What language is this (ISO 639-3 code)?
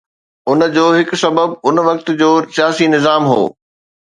snd